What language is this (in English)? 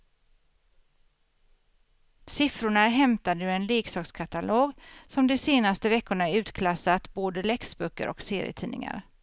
Swedish